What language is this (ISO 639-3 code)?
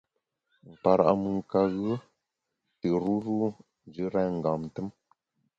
bax